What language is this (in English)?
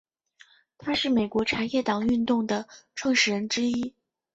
Chinese